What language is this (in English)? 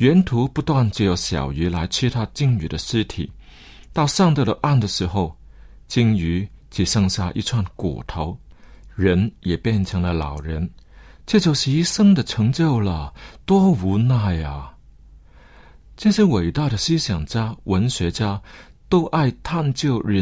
Chinese